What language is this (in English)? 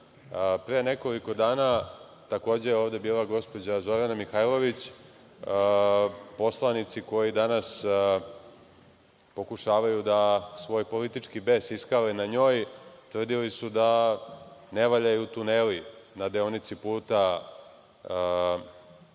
Serbian